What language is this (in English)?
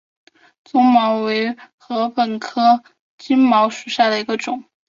Chinese